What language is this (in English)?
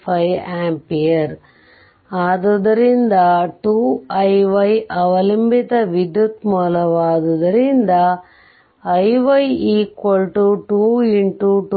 Kannada